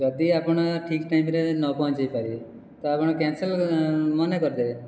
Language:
Odia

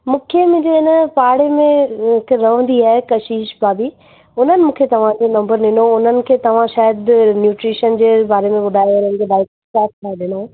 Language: Sindhi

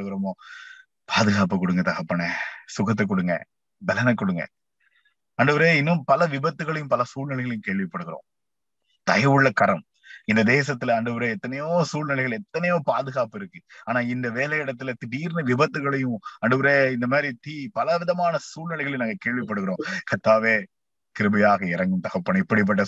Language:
Tamil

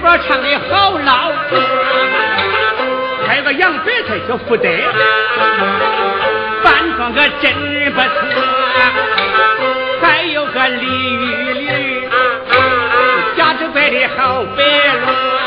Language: Chinese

